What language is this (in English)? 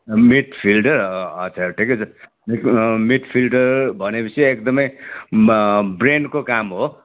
Nepali